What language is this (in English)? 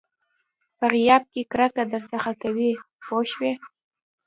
Pashto